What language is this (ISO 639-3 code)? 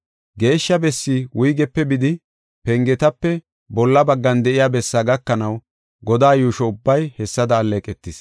gof